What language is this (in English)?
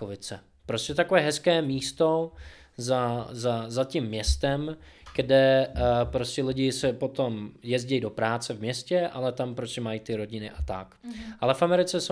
Czech